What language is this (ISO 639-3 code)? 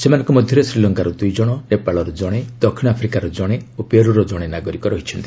ori